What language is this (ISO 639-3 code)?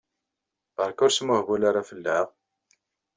kab